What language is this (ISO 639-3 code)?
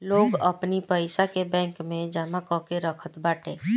bho